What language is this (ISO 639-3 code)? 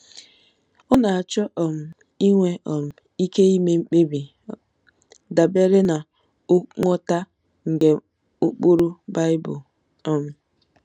ibo